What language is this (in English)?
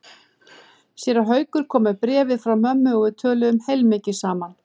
Icelandic